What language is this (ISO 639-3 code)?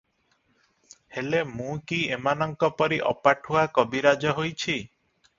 ori